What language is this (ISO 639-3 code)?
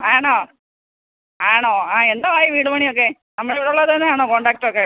mal